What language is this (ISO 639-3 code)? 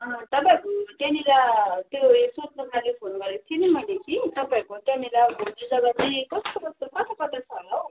nep